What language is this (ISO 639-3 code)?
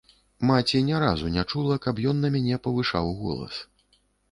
bel